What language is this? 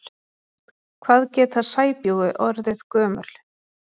Icelandic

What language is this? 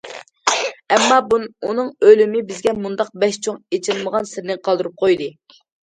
Uyghur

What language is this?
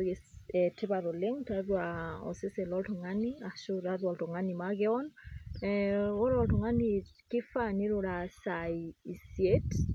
Masai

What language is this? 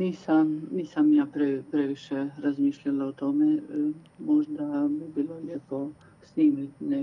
Croatian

